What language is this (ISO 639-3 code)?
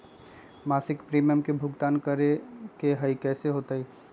mag